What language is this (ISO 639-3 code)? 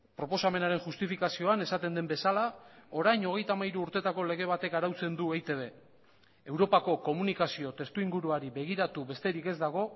eus